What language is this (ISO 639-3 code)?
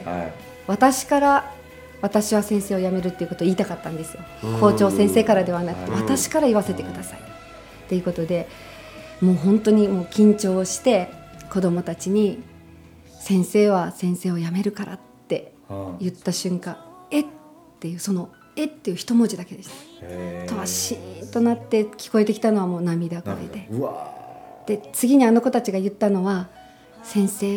jpn